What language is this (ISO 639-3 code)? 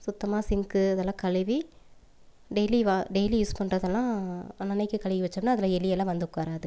tam